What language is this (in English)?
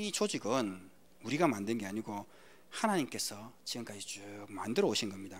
Korean